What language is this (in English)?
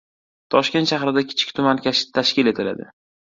Uzbek